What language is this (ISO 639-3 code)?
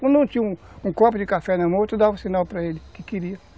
por